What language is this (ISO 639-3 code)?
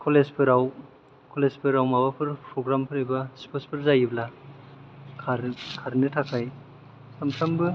brx